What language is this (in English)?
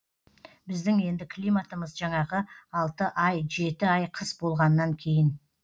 Kazakh